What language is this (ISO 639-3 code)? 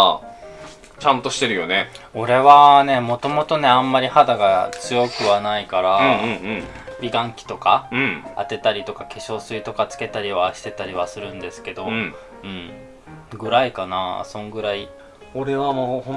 jpn